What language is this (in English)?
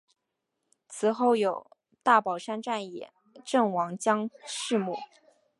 Chinese